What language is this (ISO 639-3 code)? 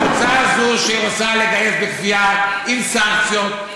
heb